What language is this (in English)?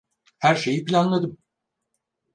Turkish